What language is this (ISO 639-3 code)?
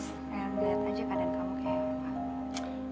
ind